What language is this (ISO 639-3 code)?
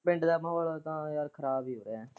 pan